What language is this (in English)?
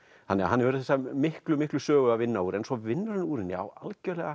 Icelandic